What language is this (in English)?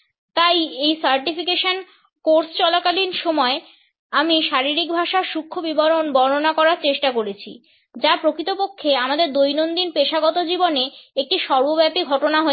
Bangla